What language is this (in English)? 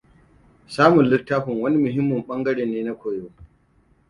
Hausa